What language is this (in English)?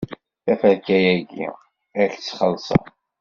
Kabyle